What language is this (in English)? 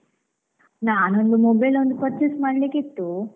Kannada